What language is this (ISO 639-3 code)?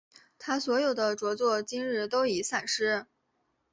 zho